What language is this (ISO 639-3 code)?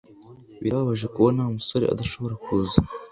kin